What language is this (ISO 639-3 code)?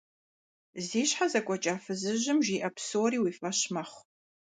kbd